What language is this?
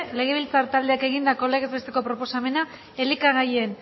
Basque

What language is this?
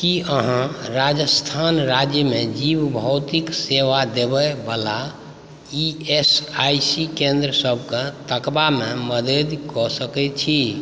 Maithili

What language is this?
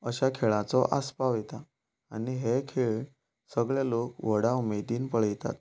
Konkani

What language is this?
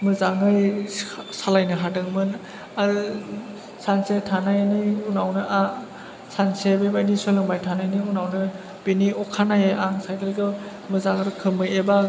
Bodo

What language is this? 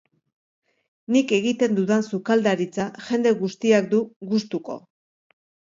Basque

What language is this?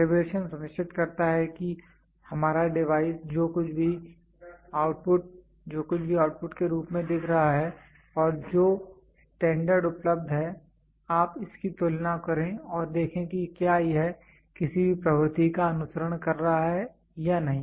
Hindi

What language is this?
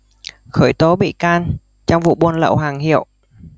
Vietnamese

